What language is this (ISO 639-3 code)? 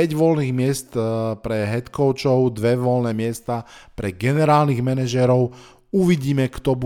slk